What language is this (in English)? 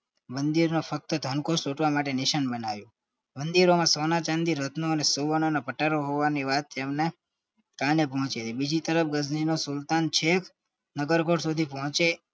Gujarati